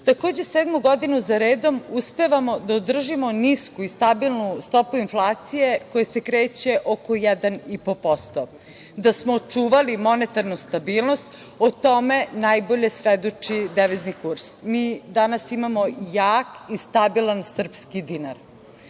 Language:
Serbian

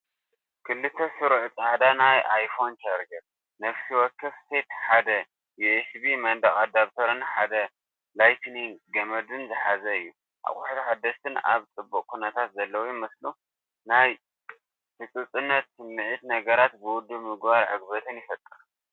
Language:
Tigrinya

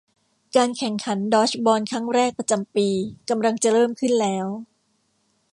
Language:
Thai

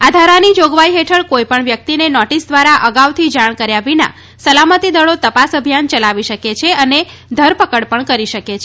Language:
Gujarati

